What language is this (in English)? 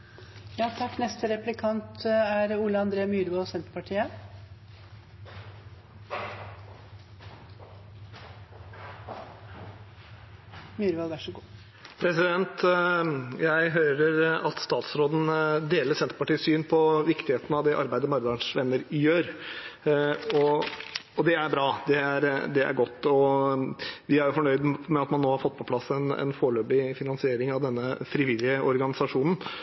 Norwegian